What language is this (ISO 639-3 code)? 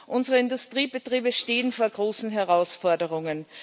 deu